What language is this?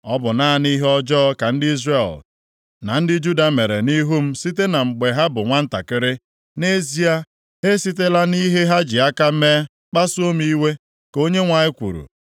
Igbo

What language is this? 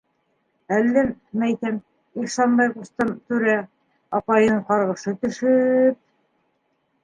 Bashkir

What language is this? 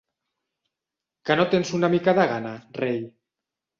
Catalan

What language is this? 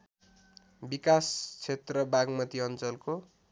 Nepali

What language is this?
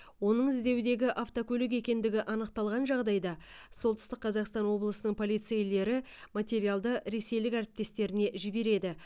Kazakh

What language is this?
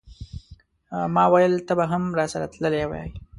Pashto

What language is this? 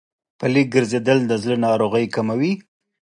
Pashto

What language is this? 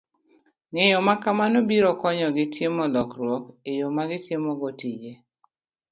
Luo (Kenya and Tanzania)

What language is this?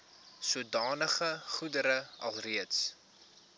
Afrikaans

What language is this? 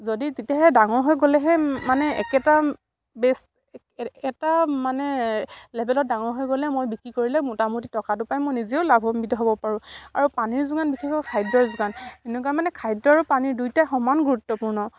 Assamese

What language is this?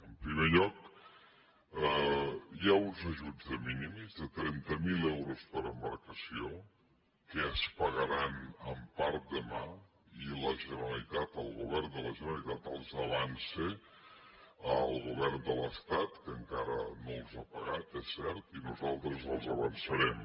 Catalan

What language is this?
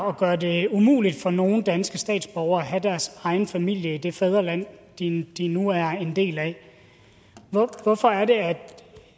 Danish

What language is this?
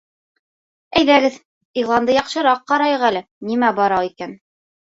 Bashkir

